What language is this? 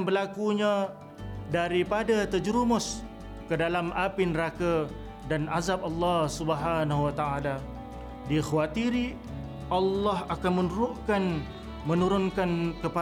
Malay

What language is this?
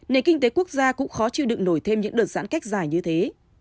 Vietnamese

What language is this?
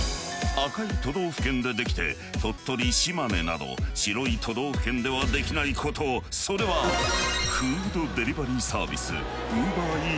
Japanese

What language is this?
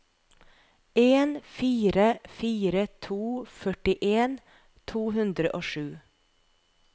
Norwegian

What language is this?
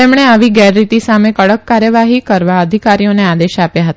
Gujarati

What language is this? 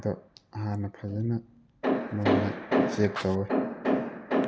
Manipuri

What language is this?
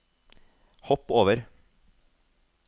Norwegian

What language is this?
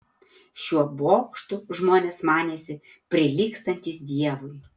Lithuanian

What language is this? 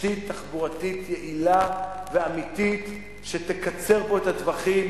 Hebrew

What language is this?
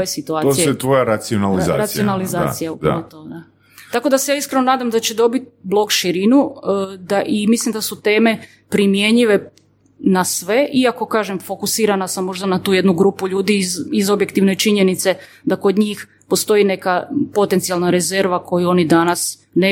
Croatian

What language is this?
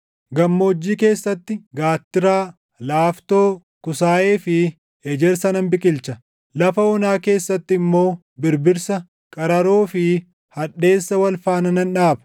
Oromo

